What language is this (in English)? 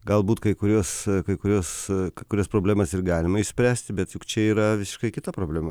Lithuanian